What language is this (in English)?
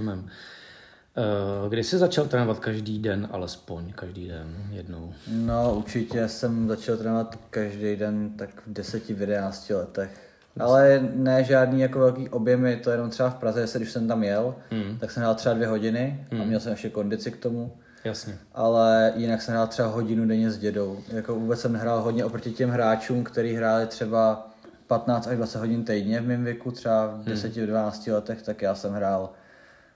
Czech